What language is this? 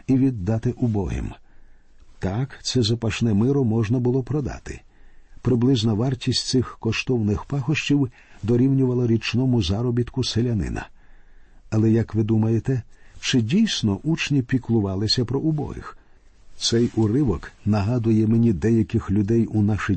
Ukrainian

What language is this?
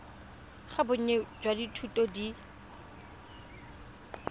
Tswana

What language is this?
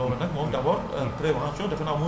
Wolof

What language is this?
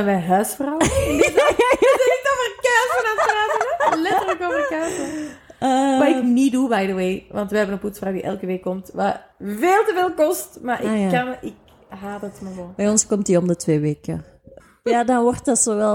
Dutch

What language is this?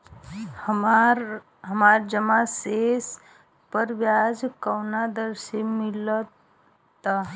Bhojpuri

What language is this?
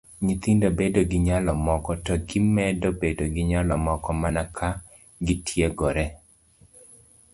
Luo (Kenya and Tanzania)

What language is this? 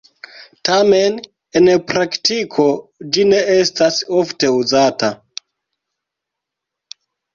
Esperanto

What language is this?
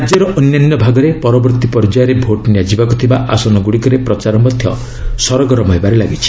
Odia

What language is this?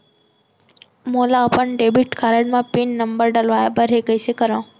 Chhattisgarhi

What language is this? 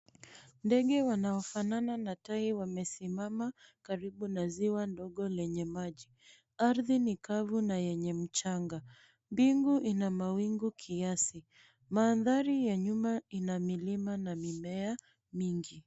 Swahili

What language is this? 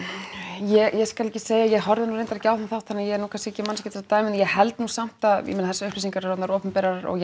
Icelandic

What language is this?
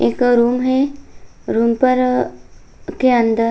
Hindi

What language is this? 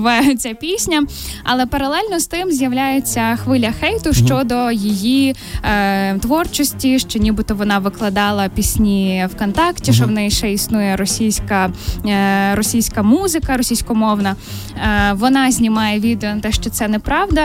Ukrainian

